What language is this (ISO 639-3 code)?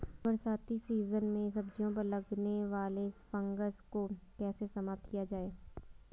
hin